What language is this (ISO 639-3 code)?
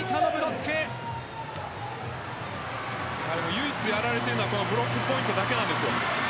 jpn